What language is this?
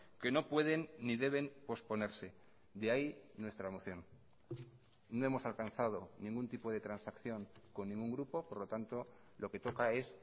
Spanish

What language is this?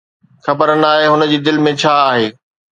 Sindhi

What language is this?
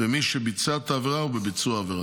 Hebrew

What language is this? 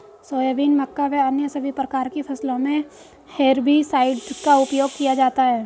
Hindi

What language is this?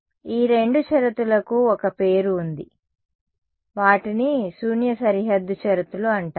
Telugu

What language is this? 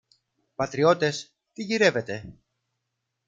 Greek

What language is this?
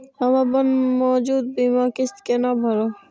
Maithili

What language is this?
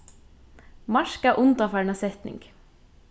Faroese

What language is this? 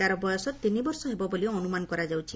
Odia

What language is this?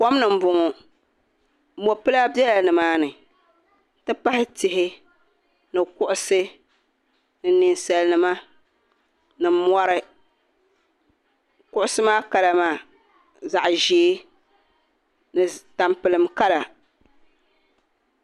Dagbani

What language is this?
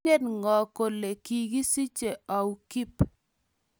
Kalenjin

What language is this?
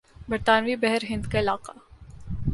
Urdu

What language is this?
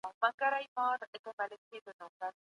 Pashto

